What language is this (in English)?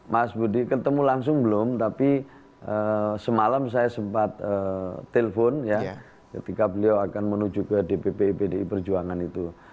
Indonesian